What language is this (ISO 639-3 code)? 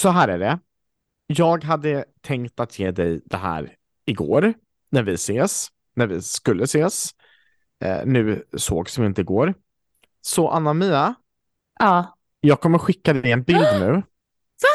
swe